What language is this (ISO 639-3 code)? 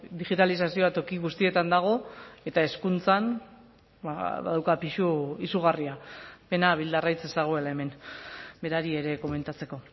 eus